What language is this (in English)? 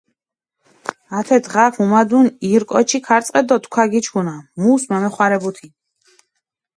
Mingrelian